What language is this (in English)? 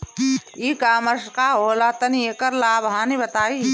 Bhojpuri